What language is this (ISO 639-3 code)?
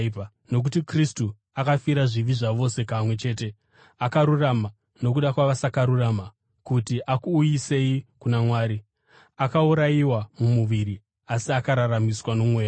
sna